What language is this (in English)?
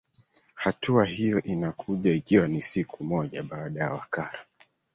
Swahili